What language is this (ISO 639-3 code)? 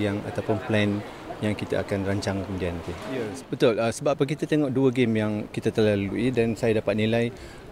msa